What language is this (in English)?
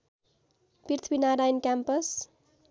Nepali